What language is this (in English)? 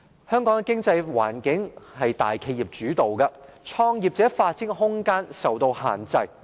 Cantonese